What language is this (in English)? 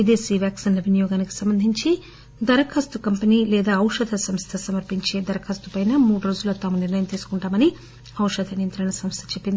Telugu